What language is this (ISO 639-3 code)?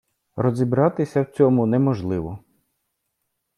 ukr